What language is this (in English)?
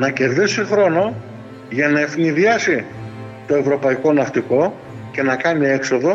Greek